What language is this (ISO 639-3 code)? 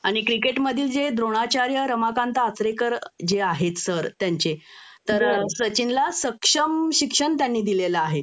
mar